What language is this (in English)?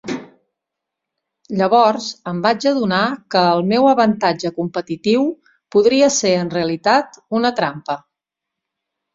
Catalan